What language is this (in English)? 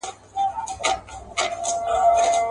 Pashto